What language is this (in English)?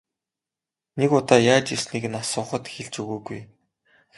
Mongolian